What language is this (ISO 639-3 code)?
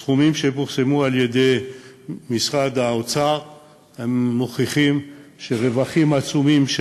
heb